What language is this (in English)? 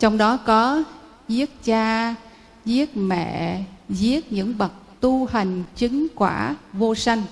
Vietnamese